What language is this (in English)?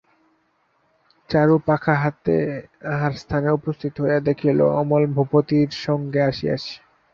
Bangla